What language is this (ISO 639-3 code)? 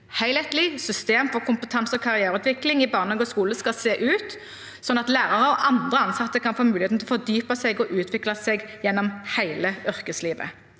nor